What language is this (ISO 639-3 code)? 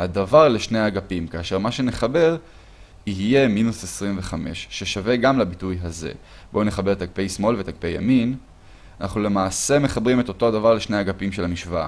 heb